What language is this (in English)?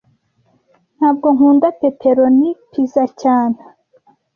Kinyarwanda